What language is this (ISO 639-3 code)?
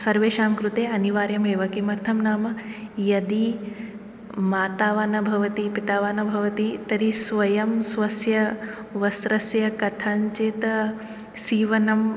san